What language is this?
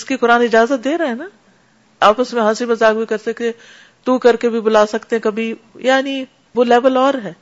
Urdu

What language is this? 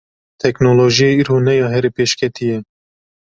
Kurdish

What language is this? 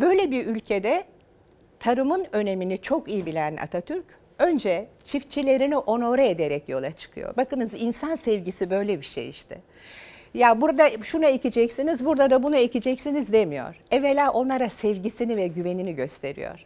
Turkish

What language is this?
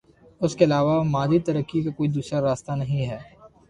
Urdu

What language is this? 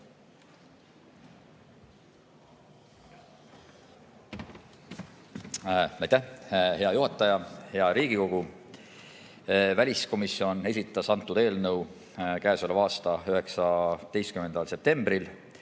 Estonian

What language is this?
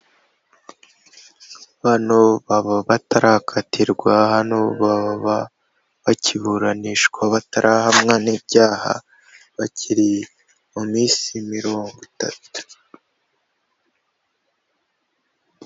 Kinyarwanda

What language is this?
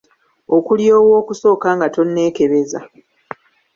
Ganda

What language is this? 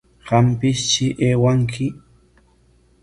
Corongo Ancash Quechua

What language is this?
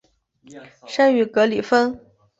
Chinese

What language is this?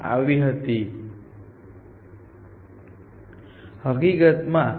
Gujarati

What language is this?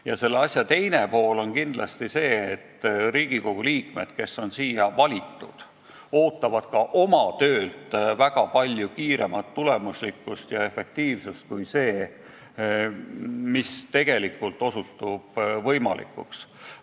Estonian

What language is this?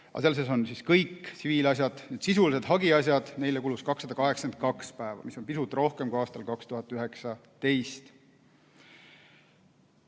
Estonian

